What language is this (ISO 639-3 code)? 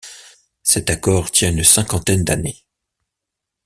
fra